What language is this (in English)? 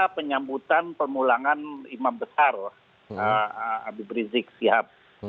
Indonesian